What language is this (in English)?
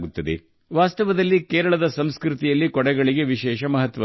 Kannada